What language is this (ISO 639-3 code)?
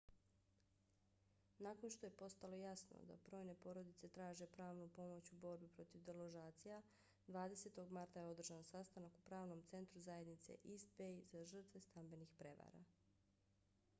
bos